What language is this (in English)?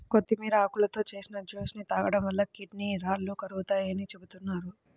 Telugu